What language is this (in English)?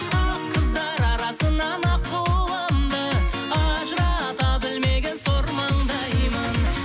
Kazakh